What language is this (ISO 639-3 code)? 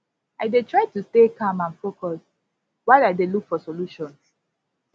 pcm